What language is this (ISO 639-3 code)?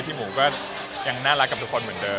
tha